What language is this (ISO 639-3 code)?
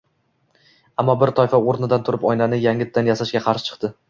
uzb